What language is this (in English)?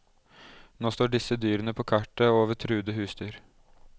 Norwegian